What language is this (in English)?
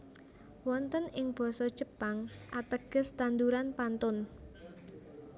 Javanese